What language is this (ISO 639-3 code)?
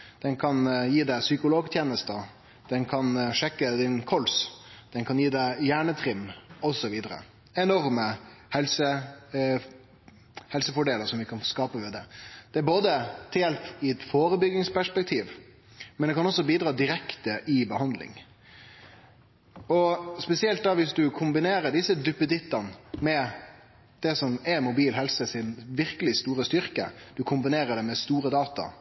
nno